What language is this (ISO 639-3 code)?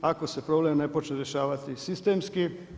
hrv